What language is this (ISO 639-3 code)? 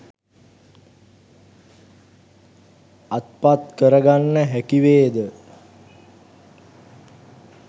sin